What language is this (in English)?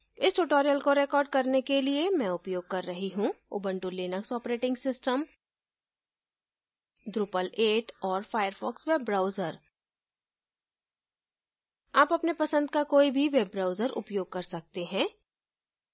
Hindi